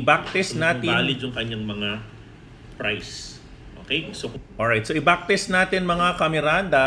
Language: Filipino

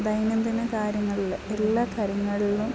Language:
Malayalam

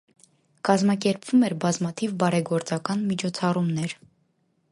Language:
Armenian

